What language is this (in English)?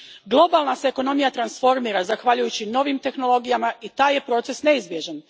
Croatian